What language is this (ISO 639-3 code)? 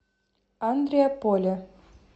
rus